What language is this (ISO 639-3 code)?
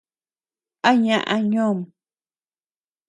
cux